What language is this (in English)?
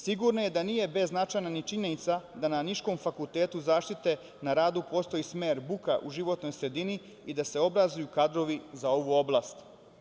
Serbian